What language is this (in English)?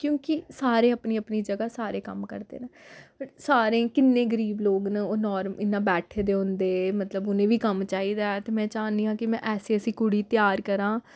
Dogri